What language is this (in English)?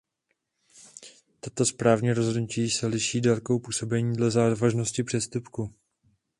Czech